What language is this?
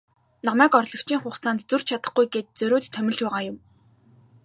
Mongolian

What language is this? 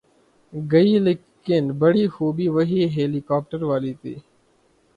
Urdu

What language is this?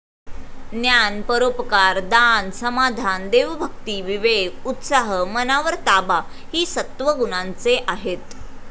Marathi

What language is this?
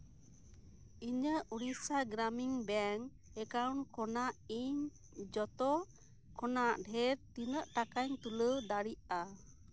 Santali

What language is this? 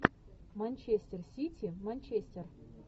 Russian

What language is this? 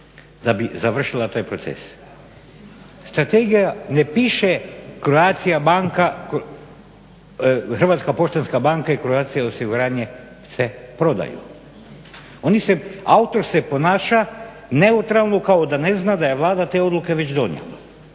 Croatian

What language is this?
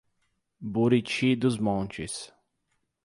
Portuguese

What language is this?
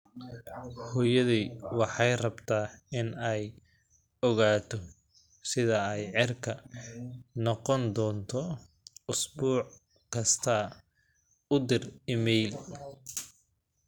Somali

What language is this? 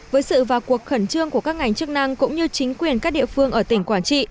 Vietnamese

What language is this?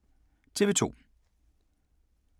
Danish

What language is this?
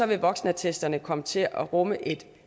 Danish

